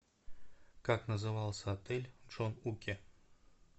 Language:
Russian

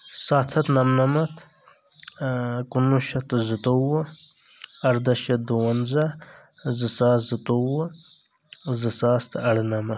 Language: Kashmiri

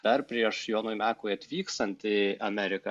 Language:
Lithuanian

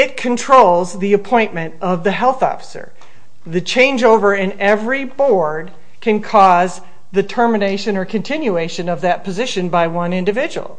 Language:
English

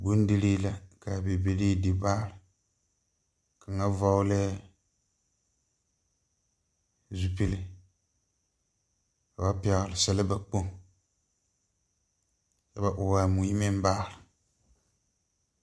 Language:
Southern Dagaare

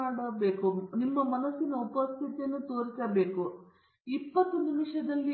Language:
Kannada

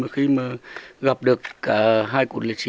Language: Vietnamese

